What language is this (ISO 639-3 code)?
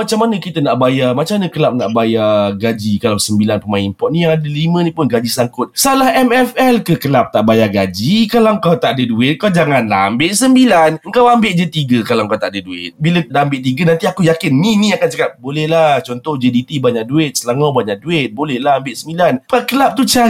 msa